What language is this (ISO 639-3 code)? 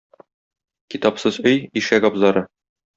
tat